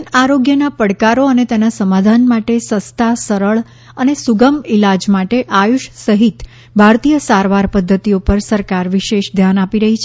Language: Gujarati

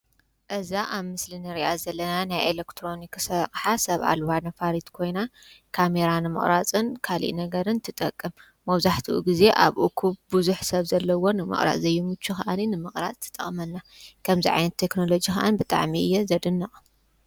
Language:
Tigrinya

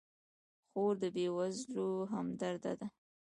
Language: Pashto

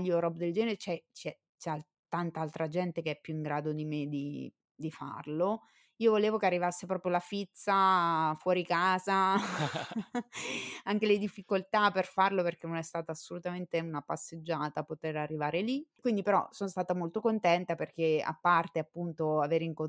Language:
Italian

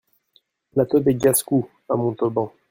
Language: French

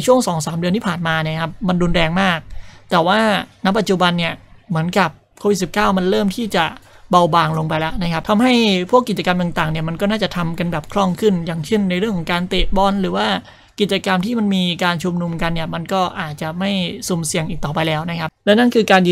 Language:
Thai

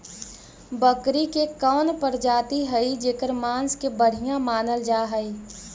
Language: Magahi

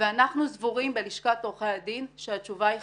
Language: Hebrew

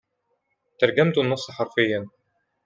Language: Arabic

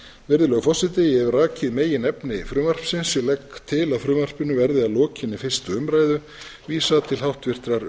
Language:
Icelandic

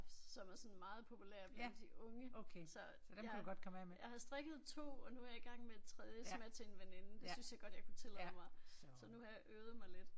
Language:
Danish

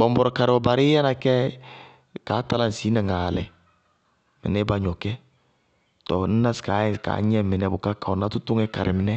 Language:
Bago-Kusuntu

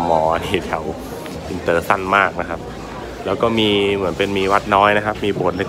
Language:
Thai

